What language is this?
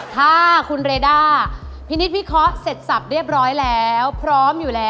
Thai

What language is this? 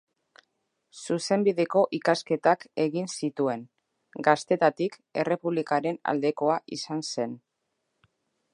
Basque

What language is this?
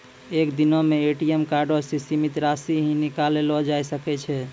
Maithili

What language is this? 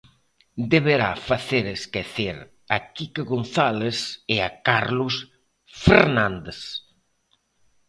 Galician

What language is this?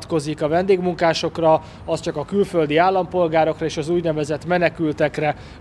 Hungarian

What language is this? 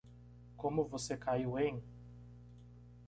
Portuguese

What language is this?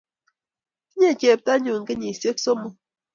Kalenjin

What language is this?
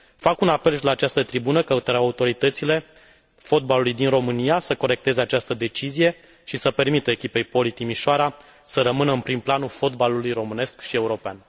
Romanian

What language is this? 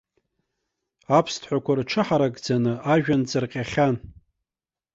Abkhazian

